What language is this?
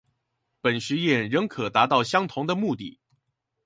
Chinese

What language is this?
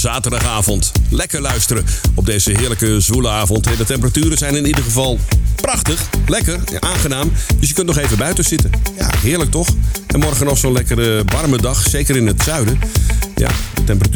Dutch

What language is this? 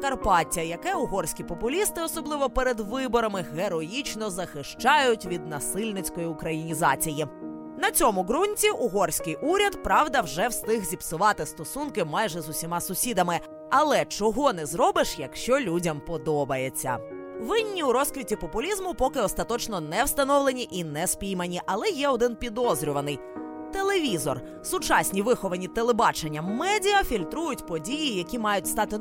Ukrainian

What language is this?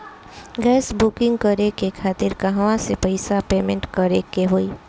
Bhojpuri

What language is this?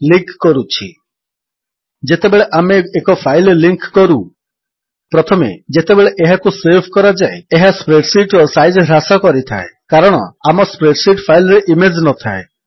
Odia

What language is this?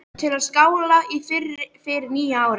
Icelandic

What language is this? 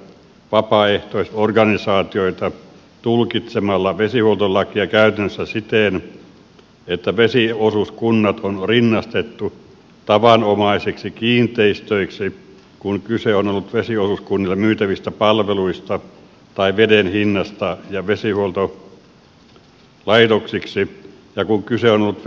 Finnish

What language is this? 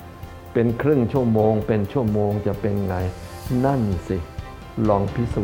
Thai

